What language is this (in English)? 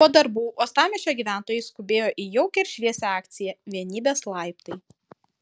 Lithuanian